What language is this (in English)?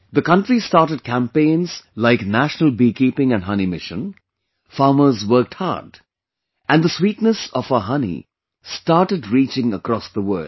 English